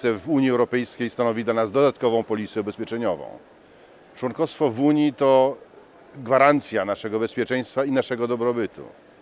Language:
Polish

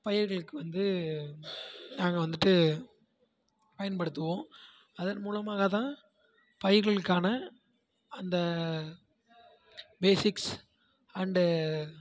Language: Tamil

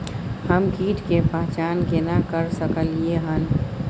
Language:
Maithili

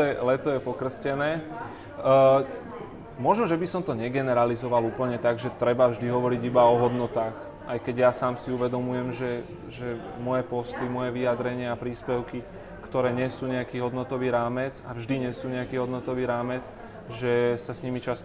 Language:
Slovak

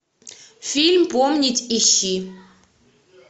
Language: Russian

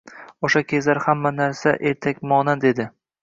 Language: Uzbek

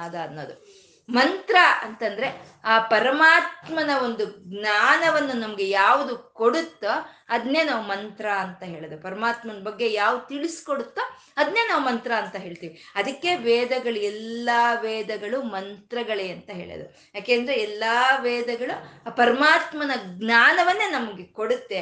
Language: Kannada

